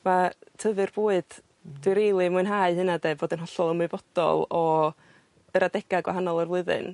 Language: Welsh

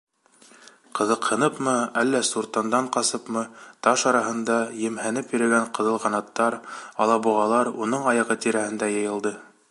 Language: Bashkir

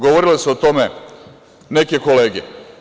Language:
Serbian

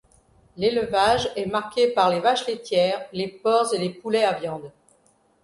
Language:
French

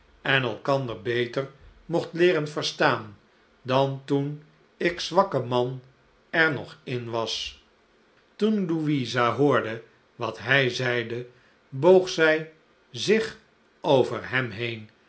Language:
Dutch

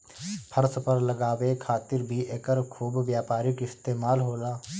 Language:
Bhojpuri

